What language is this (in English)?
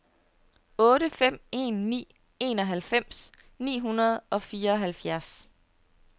Danish